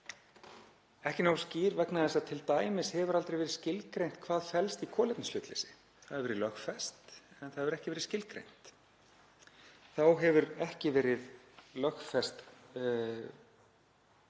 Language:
Icelandic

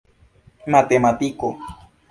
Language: Esperanto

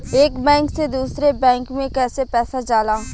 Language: Bhojpuri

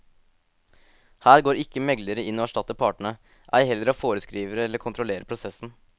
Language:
Norwegian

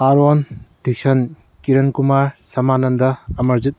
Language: Manipuri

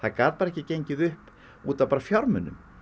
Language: Icelandic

